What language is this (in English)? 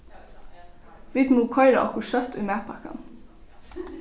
Faroese